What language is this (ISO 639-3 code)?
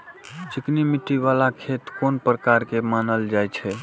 mai